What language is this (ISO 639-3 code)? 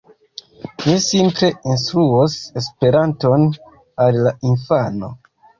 epo